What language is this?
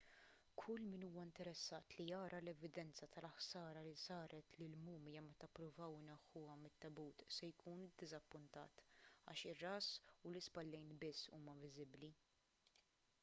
Maltese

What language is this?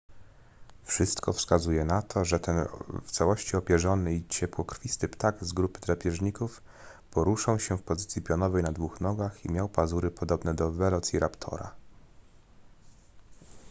Polish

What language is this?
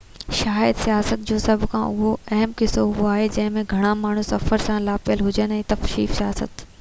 Sindhi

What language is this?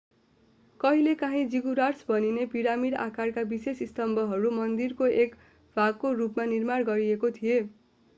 Nepali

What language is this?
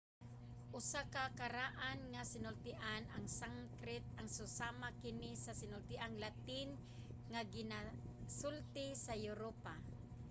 Cebuano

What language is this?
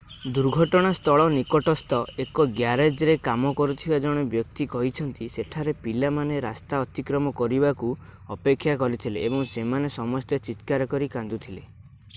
Odia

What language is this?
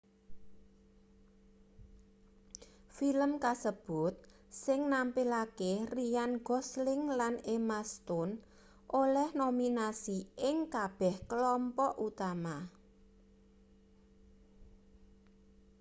Javanese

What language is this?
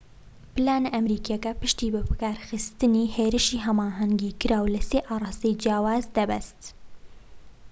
Central Kurdish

